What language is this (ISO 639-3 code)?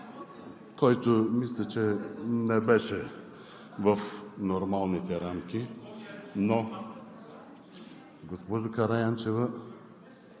bul